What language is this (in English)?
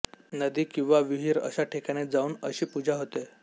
Marathi